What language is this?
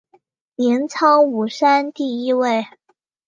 Chinese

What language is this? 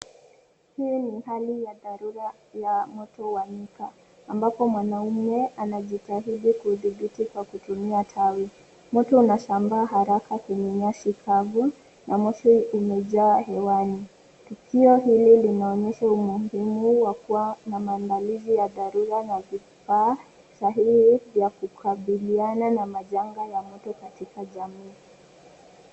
Swahili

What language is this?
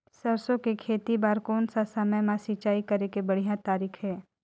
Chhattisgarhi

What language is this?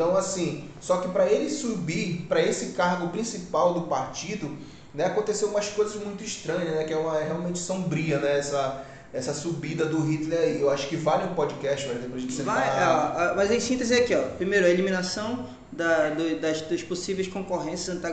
Portuguese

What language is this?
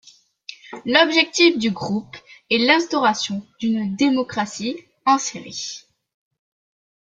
French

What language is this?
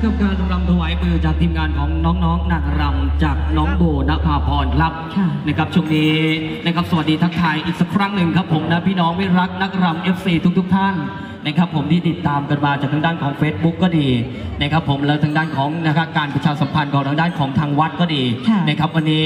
Thai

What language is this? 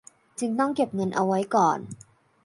Thai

